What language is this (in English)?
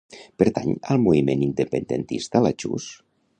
Catalan